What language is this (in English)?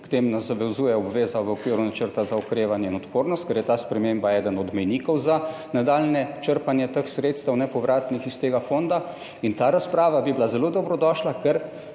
Slovenian